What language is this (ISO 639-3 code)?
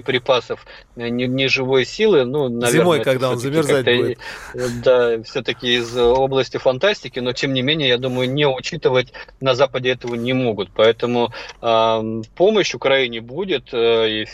rus